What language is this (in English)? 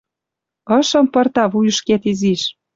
Western Mari